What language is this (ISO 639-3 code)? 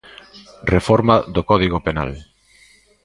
glg